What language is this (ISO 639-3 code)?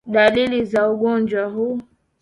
swa